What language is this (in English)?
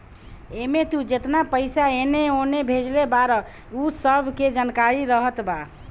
Bhojpuri